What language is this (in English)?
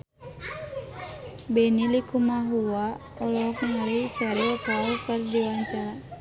Sundanese